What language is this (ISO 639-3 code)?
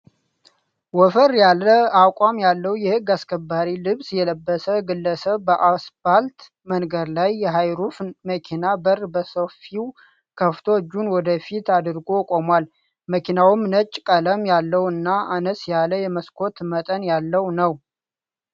amh